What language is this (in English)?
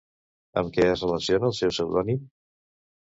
Catalan